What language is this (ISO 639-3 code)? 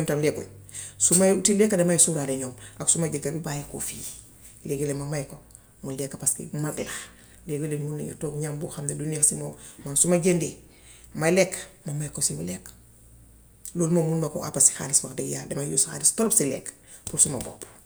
wof